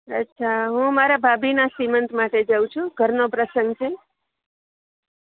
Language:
Gujarati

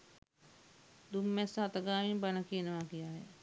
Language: Sinhala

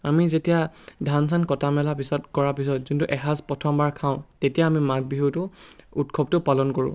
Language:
Assamese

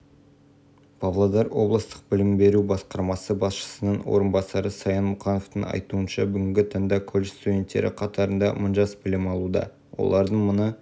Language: Kazakh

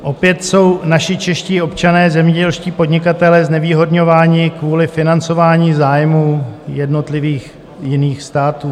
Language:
Czech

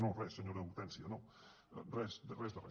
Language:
Catalan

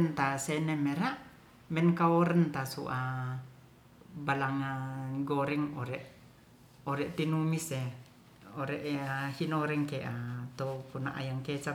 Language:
Ratahan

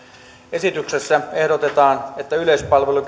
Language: Finnish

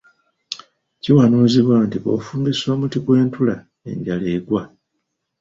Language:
Ganda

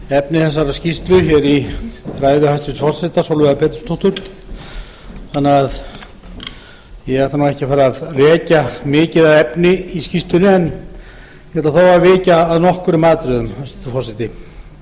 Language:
Icelandic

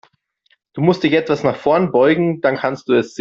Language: German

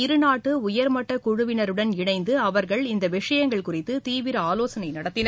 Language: Tamil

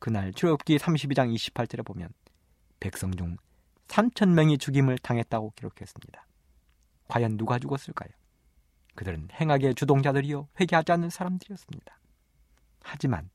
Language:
Korean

